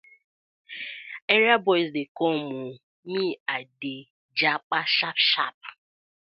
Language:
Nigerian Pidgin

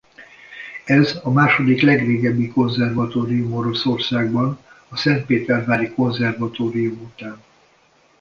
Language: Hungarian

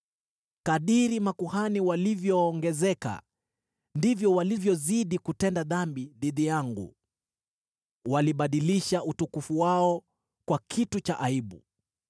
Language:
Swahili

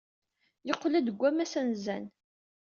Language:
Kabyle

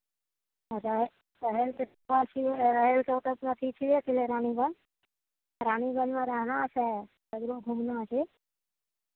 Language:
Maithili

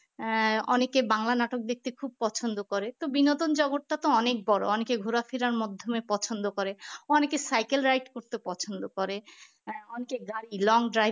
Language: Bangla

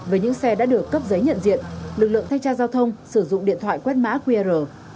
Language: Vietnamese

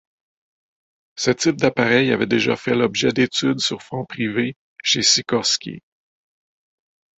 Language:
French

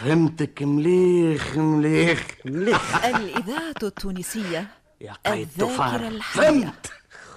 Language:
Arabic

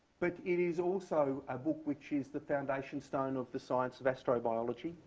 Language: English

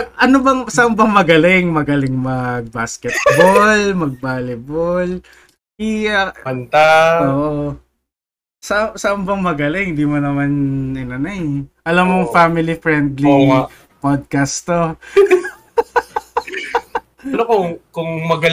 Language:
Filipino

